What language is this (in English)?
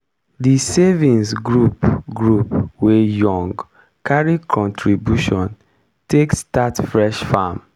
Nigerian Pidgin